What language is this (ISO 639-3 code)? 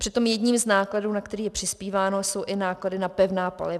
ces